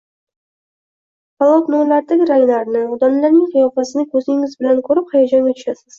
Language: Uzbek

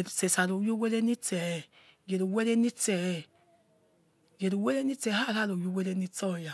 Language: Yekhee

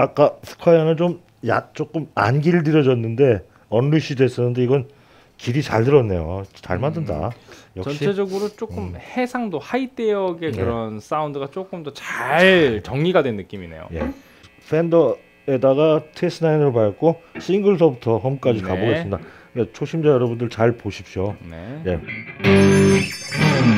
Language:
Korean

